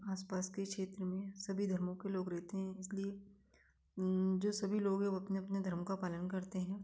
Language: Hindi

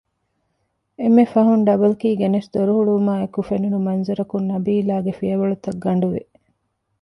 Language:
Divehi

